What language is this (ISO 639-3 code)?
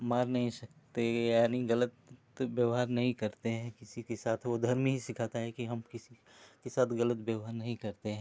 hin